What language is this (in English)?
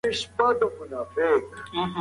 Pashto